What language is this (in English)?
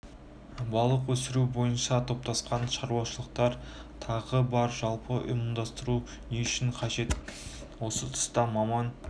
Kazakh